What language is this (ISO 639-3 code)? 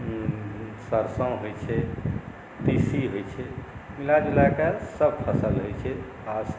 mai